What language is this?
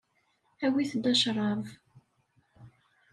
Kabyle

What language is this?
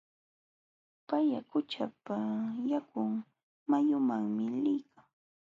Jauja Wanca Quechua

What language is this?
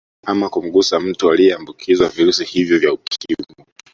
Swahili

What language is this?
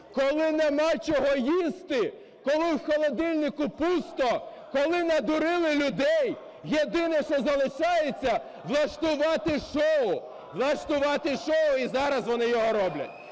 Ukrainian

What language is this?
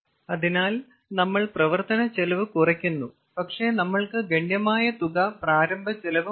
Malayalam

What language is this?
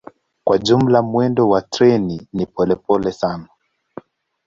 Swahili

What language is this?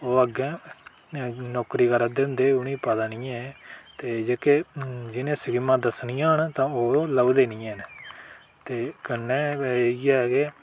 Dogri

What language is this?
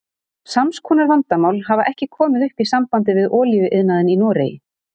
Icelandic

